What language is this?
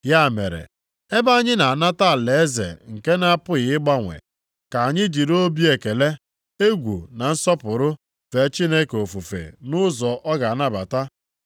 Igbo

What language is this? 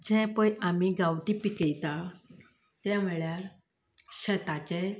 Konkani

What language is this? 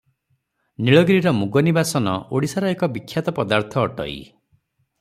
Odia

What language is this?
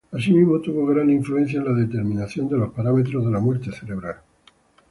Spanish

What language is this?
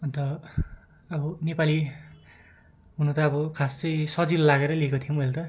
Nepali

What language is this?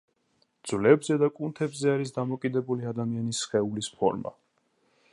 Georgian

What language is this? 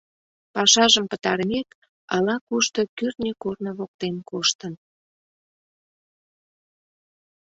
Mari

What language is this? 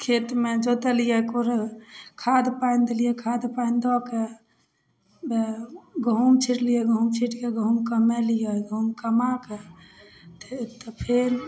Maithili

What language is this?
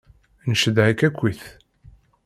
Kabyle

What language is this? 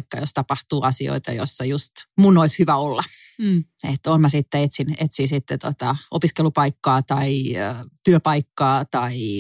Finnish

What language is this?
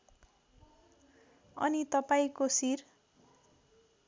Nepali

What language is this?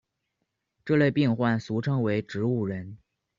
Chinese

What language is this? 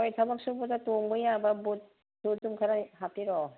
Manipuri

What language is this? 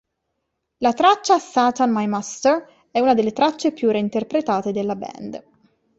Italian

